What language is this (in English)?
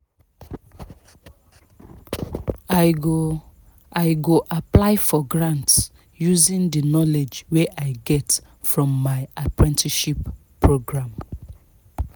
Nigerian Pidgin